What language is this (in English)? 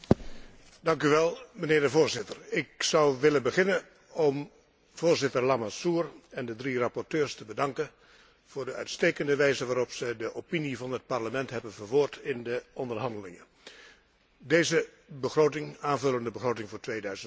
Dutch